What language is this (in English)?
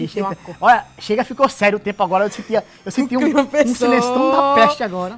Portuguese